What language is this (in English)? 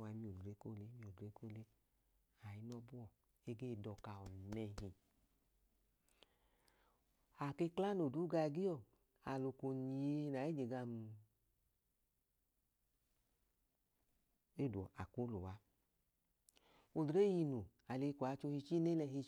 Idoma